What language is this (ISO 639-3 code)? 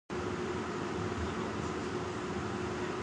jpn